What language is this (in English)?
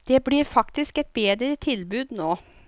Norwegian